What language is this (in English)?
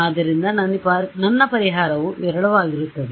Kannada